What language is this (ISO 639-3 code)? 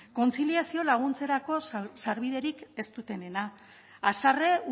eus